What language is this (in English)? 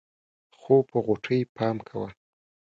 Pashto